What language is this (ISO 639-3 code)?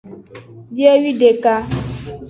ajg